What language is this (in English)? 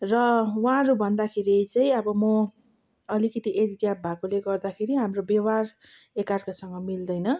Nepali